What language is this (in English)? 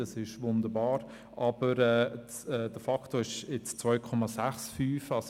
Swiss German